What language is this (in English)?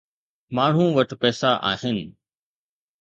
Sindhi